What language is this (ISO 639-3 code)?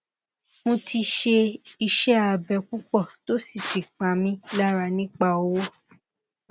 yor